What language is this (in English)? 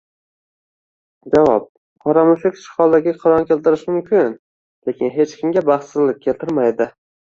Uzbek